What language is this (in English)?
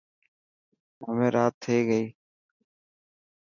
Dhatki